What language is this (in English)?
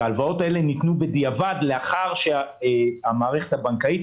Hebrew